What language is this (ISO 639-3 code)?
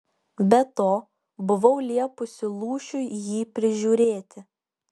lit